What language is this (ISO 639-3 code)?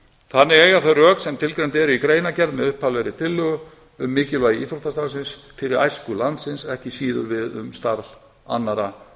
isl